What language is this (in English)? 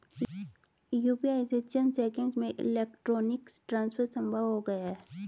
Hindi